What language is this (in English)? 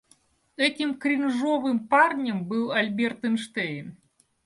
Russian